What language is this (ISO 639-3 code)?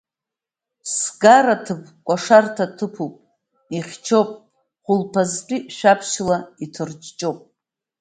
abk